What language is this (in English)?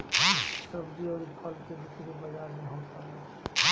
Bhojpuri